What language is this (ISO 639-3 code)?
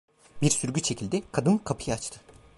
tur